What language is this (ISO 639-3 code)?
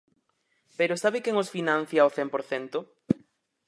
glg